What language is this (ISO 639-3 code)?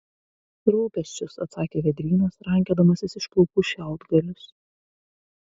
lit